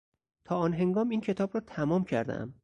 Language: Persian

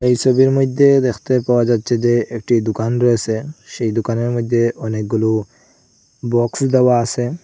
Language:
Bangla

